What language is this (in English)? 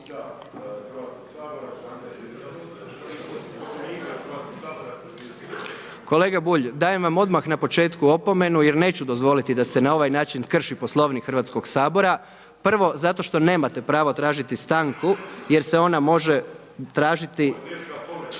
Croatian